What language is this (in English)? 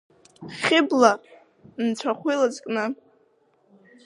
Abkhazian